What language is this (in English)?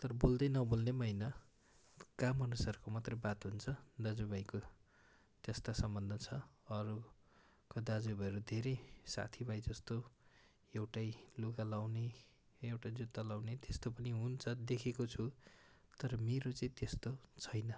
Nepali